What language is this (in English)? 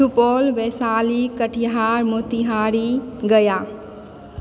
Maithili